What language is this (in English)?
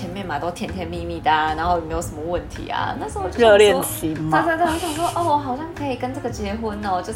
Chinese